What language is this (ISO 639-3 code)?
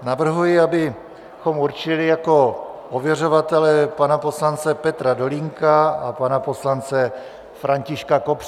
ces